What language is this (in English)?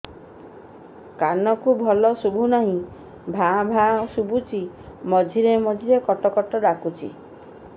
Odia